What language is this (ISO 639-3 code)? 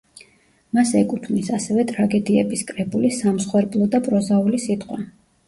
kat